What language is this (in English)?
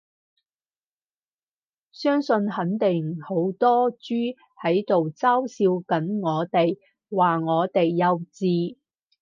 Cantonese